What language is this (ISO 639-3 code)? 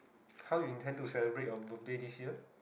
eng